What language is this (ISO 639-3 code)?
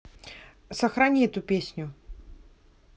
rus